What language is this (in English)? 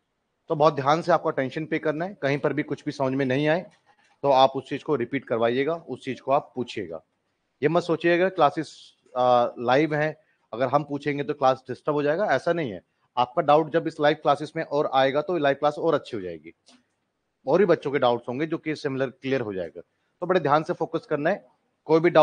Hindi